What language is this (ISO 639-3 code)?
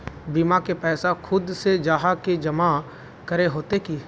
mag